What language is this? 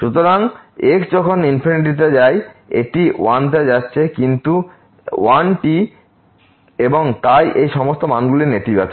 Bangla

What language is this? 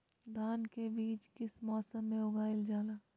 Magahi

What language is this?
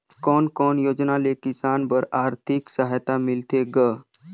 Chhattisgarhi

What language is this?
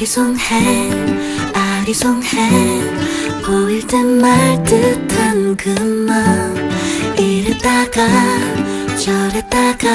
Korean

